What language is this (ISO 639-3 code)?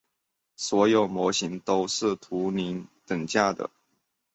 zho